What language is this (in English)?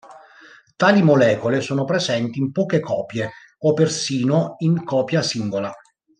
Italian